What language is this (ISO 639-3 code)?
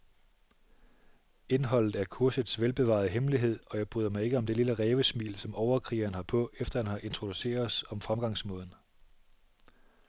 dan